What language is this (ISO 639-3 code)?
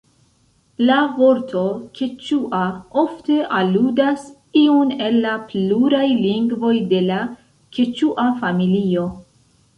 epo